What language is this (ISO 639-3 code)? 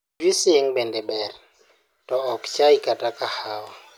luo